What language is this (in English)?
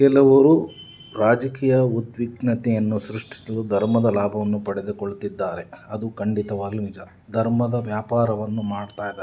Kannada